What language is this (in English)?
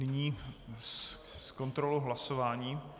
Czech